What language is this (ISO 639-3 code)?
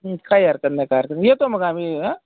mar